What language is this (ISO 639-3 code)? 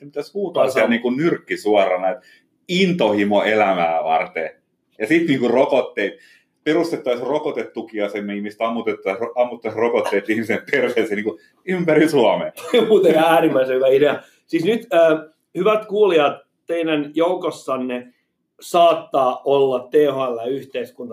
fin